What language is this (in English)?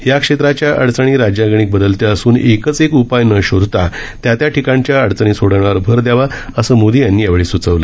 Marathi